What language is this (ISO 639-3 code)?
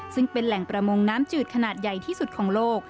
tha